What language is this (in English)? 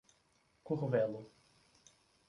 Portuguese